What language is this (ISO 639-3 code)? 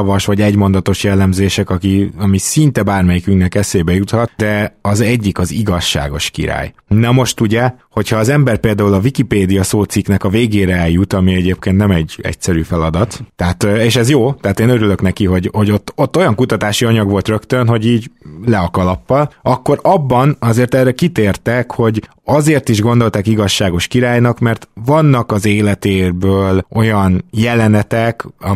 hun